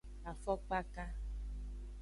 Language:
Aja (Benin)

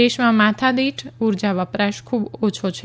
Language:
Gujarati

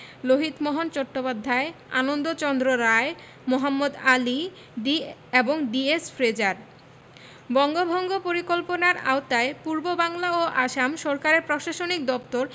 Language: Bangla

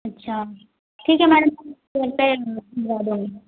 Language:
Hindi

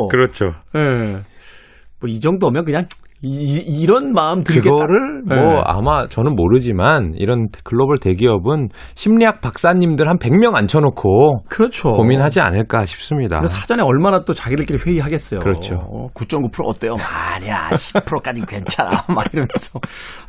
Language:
Korean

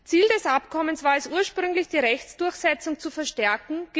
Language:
German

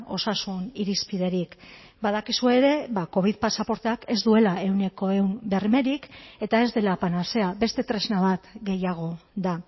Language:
Basque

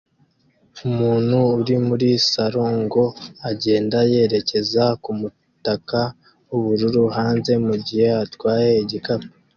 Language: Kinyarwanda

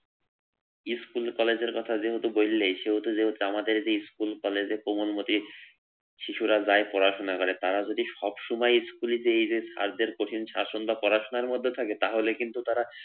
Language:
Bangla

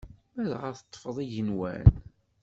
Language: Kabyle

